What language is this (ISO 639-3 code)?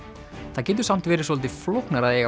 isl